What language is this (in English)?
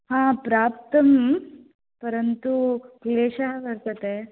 Sanskrit